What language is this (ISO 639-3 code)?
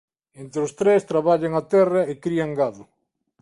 glg